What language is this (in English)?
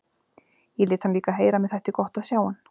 Icelandic